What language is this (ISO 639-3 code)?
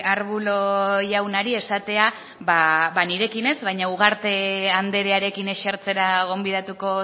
eus